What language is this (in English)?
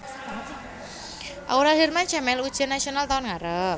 Javanese